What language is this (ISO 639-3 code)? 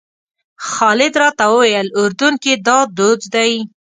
pus